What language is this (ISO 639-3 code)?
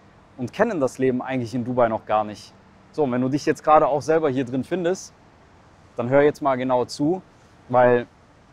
deu